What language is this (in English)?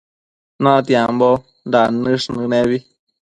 Matsés